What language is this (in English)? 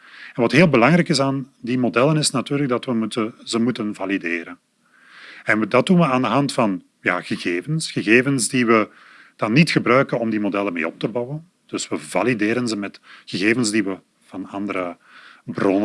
Dutch